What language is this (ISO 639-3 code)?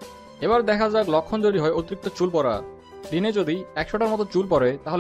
ces